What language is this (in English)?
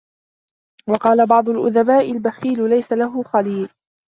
Arabic